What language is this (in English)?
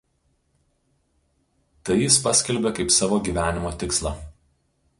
Lithuanian